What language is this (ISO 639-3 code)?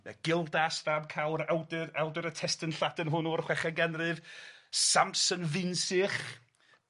cym